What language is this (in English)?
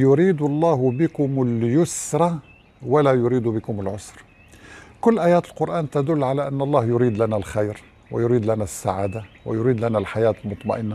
Arabic